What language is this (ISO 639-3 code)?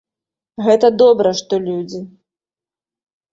bel